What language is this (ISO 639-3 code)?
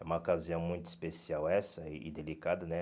por